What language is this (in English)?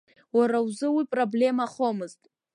Abkhazian